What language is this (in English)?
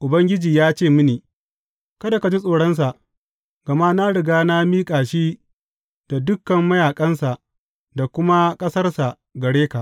Hausa